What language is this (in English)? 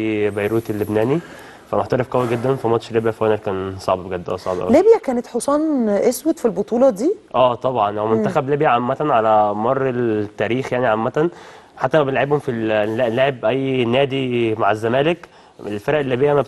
Arabic